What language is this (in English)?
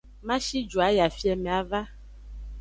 Aja (Benin)